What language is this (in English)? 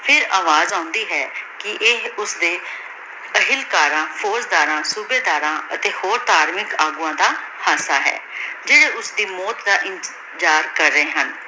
Punjabi